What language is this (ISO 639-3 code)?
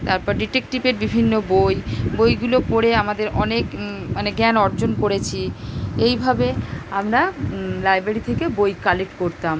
ben